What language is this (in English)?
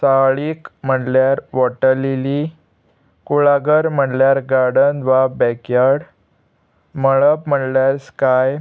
Konkani